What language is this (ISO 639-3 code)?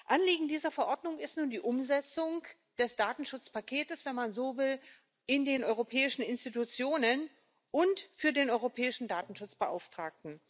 deu